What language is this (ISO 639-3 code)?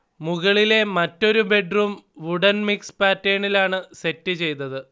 mal